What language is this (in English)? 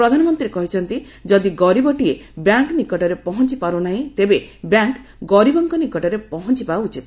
Odia